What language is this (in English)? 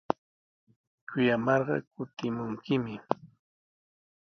Sihuas Ancash Quechua